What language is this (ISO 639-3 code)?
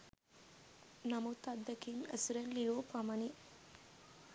sin